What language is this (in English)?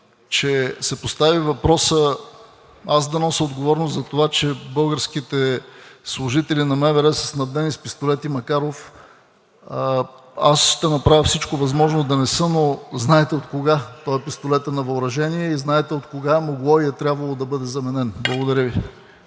Bulgarian